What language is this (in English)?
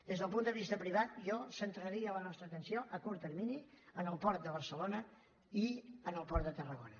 Catalan